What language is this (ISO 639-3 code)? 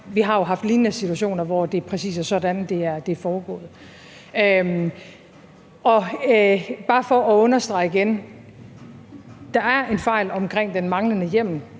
dan